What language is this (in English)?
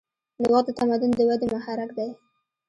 Pashto